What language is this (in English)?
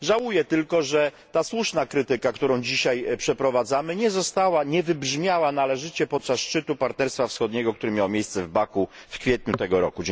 Polish